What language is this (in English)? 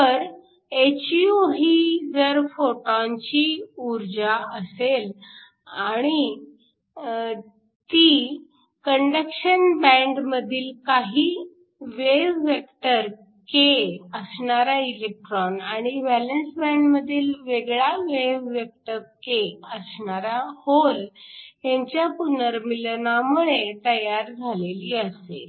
Marathi